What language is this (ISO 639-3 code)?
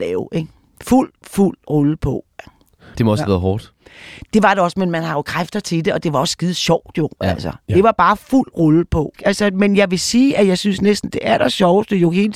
dan